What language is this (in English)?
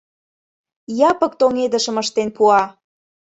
Mari